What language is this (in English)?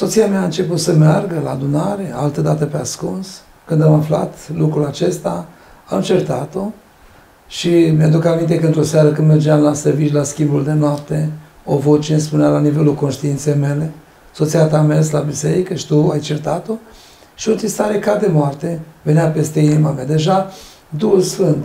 Romanian